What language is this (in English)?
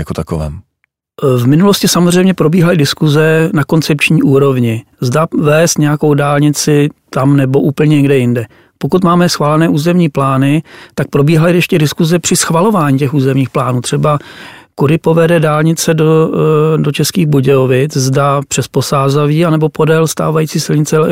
Czech